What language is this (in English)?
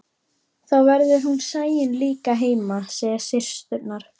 Icelandic